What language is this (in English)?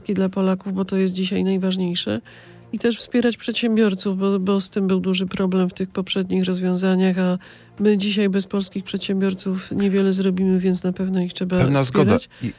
Polish